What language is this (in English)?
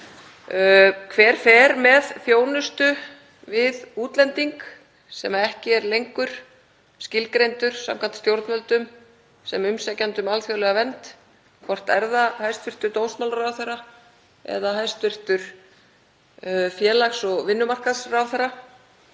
Icelandic